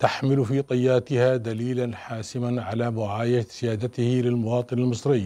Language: Arabic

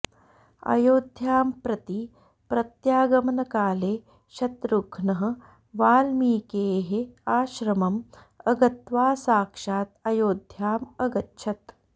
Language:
Sanskrit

